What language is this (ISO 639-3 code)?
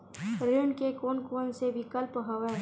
hne